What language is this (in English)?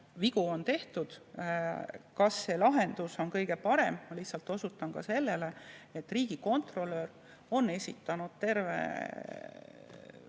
Estonian